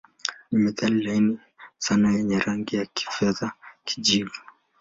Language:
Swahili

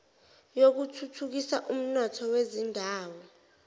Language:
Zulu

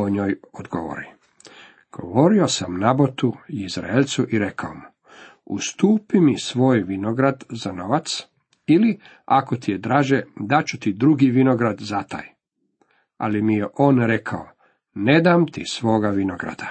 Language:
Croatian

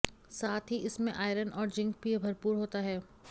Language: Hindi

